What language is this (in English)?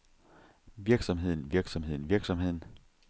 Danish